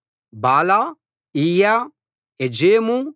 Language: Telugu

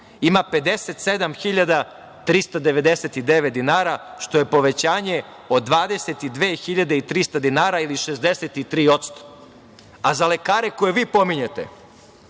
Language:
Serbian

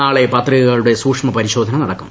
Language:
Malayalam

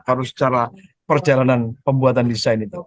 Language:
Indonesian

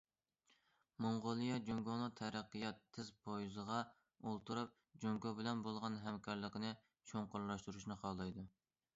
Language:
Uyghur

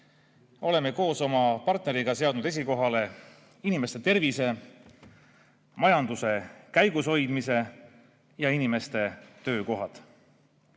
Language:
Estonian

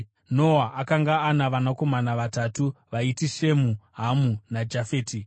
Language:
Shona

